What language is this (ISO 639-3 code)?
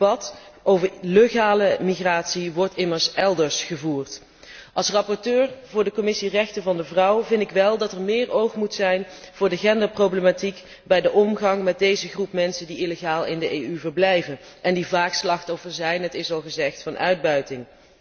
nld